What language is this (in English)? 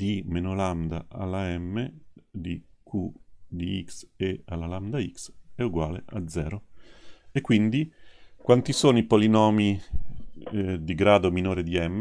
Italian